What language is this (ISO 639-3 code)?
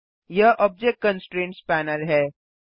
hin